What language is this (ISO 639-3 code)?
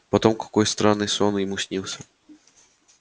rus